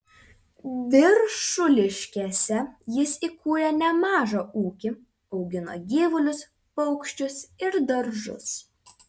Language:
Lithuanian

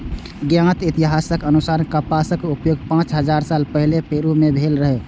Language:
Maithili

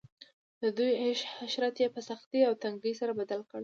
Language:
Pashto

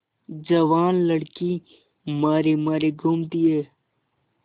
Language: Hindi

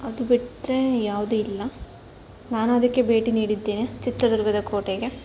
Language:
Kannada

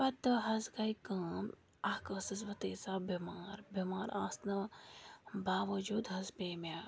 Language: Kashmiri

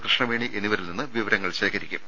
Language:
Malayalam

